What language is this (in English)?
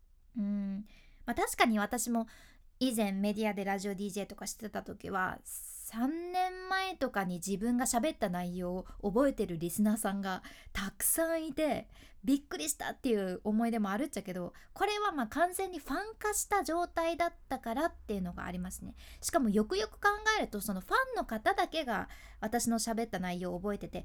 Japanese